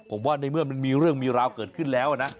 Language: Thai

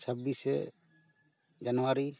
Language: Santali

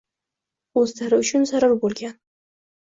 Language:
Uzbek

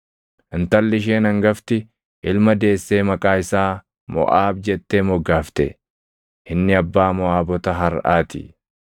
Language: Oromo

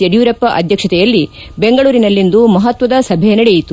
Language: Kannada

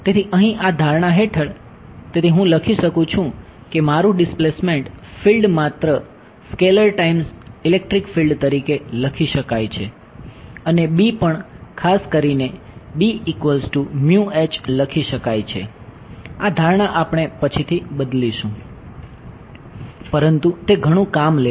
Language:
Gujarati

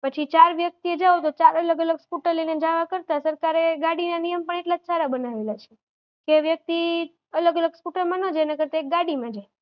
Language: Gujarati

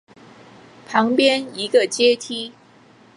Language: Chinese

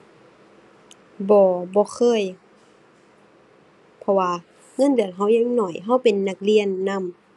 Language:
Thai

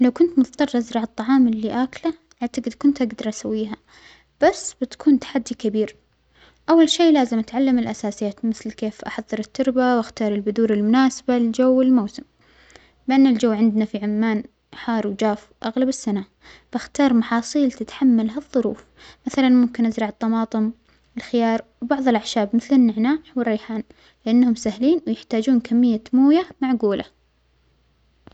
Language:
Omani Arabic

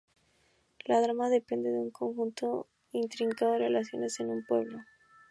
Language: Spanish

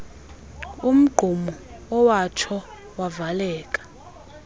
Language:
Xhosa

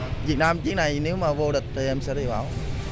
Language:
Vietnamese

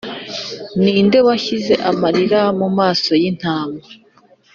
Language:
Kinyarwanda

